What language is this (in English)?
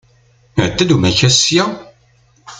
Kabyle